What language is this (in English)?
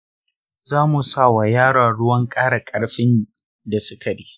Hausa